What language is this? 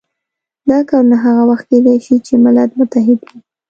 Pashto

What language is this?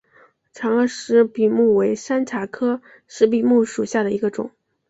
Chinese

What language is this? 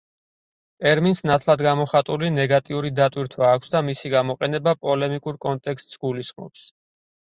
Georgian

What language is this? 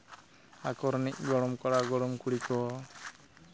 Santali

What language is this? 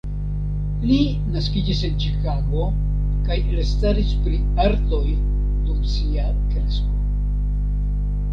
Esperanto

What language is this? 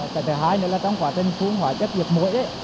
Vietnamese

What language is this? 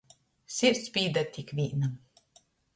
Latgalian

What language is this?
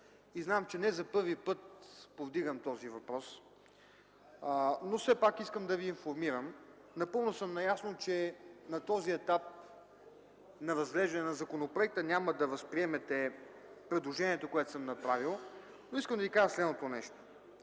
Bulgarian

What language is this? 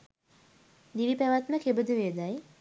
Sinhala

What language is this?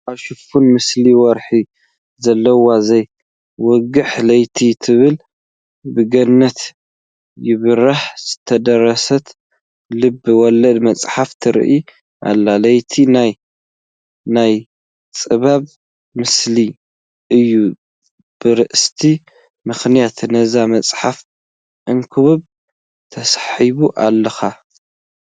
Tigrinya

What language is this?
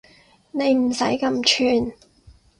Cantonese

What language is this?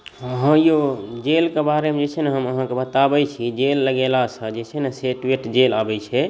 Maithili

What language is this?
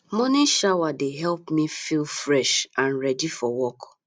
Nigerian Pidgin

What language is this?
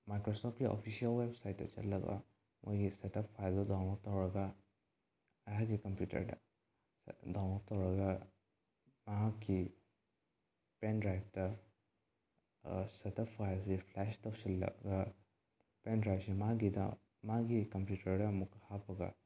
Manipuri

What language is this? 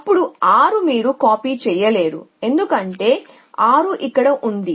Telugu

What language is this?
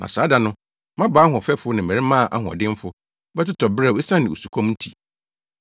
Akan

